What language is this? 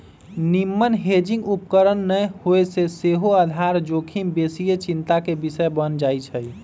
Magahi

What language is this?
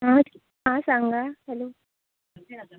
Konkani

